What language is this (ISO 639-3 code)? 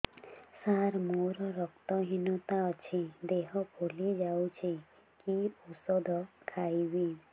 ori